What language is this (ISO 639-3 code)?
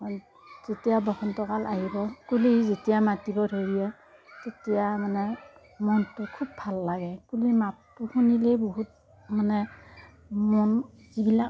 asm